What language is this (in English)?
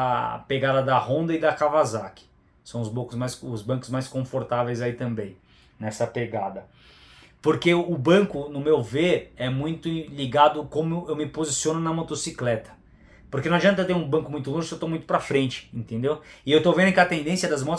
Portuguese